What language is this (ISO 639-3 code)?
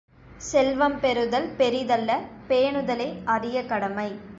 tam